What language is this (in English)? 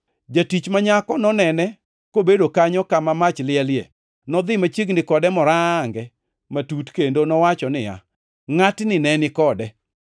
Luo (Kenya and Tanzania)